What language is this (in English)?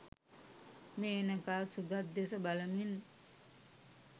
Sinhala